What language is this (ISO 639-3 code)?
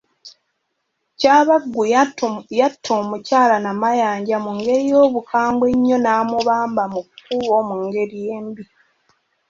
lug